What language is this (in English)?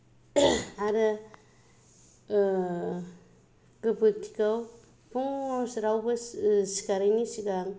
Bodo